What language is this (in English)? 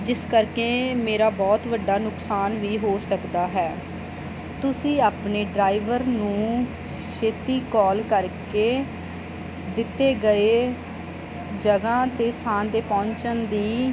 Punjabi